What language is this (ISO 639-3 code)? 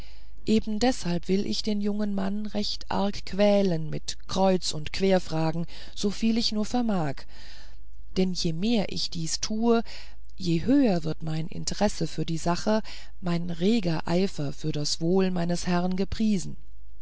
deu